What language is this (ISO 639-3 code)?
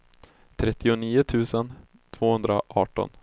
swe